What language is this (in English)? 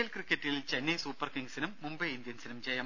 Malayalam